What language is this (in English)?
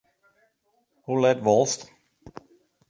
Western Frisian